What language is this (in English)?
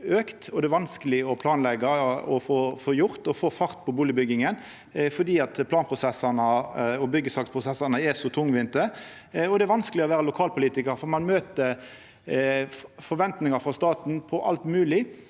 Norwegian